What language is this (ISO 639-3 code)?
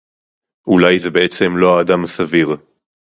heb